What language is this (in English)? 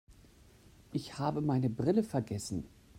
German